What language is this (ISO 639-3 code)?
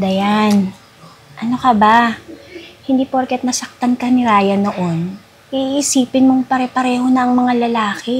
fil